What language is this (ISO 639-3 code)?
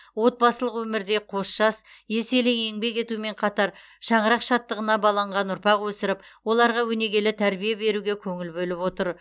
kaz